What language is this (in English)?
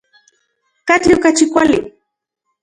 Central Puebla Nahuatl